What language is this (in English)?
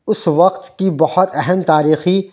Urdu